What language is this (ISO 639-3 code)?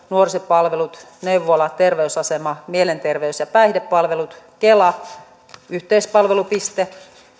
fin